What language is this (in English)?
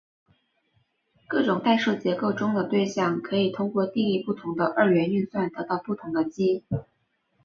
Chinese